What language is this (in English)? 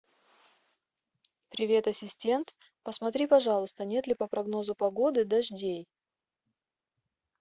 Russian